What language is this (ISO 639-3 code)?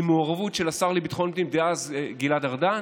heb